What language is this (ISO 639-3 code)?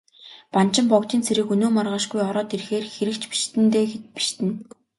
mon